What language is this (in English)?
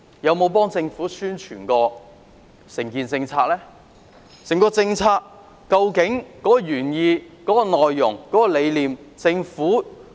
Cantonese